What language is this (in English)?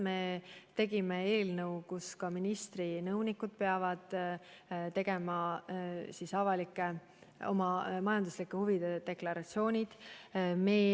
Estonian